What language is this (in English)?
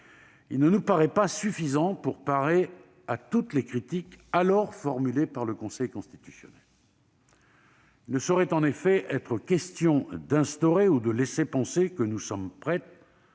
French